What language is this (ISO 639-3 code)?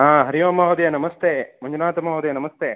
san